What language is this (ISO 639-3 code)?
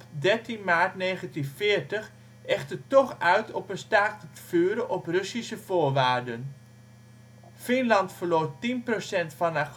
nld